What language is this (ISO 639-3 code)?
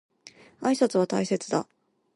jpn